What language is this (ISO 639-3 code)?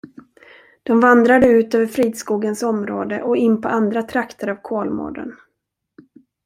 swe